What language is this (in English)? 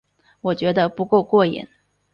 Chinese